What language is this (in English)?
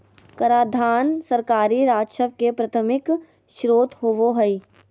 Magahi